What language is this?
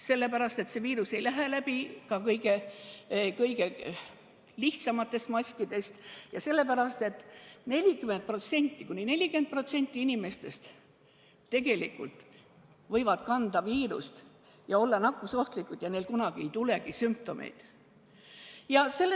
Estonian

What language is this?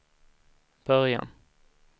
Swedish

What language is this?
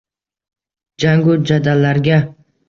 Uzbek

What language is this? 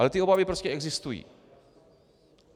Czech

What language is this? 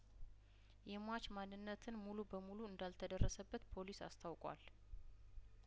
Amharic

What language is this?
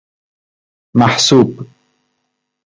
Persian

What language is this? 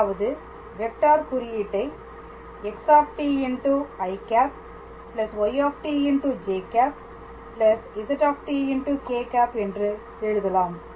Tamil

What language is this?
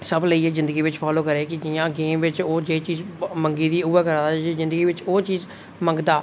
Dogri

